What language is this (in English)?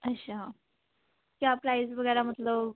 Punjabi